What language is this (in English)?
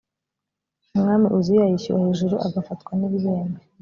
Kinyarwanda